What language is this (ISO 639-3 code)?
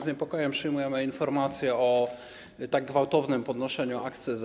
pol